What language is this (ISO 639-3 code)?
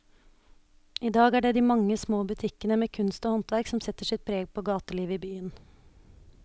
nor